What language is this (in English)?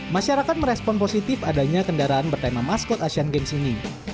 Indonesian